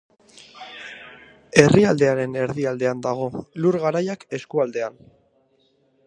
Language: Basque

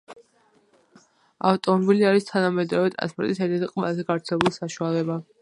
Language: Georgian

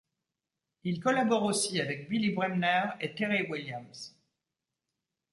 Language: French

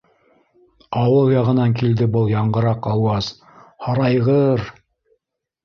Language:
Bashkir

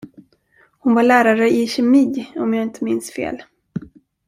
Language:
Swedish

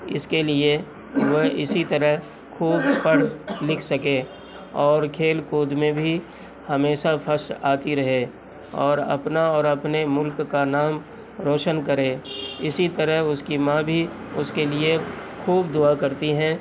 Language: Urdu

